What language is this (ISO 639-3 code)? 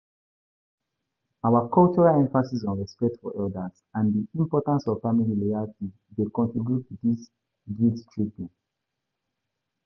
pcm